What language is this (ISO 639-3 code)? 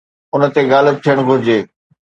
snd